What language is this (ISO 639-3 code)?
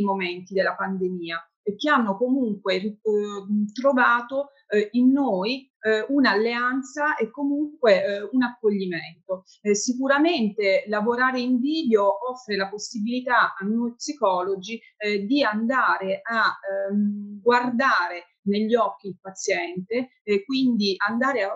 ita